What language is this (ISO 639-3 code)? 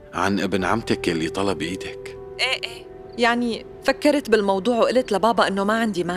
ara